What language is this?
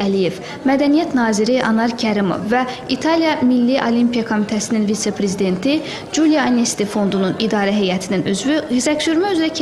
Turkish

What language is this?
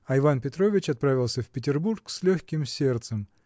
Russian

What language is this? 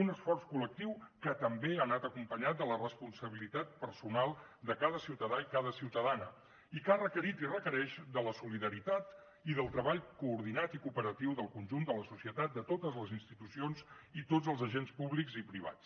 Catalan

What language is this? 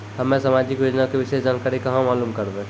Maithili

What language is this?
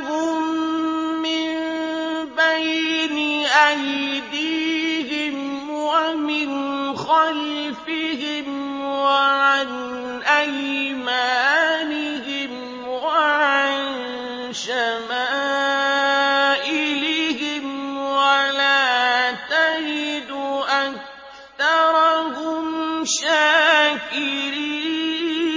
Arabic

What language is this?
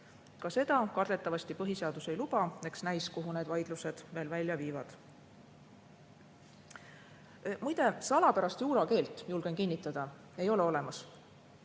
Estonian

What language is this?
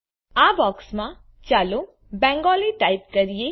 Gujarati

